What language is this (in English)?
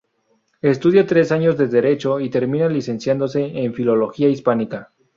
Spanish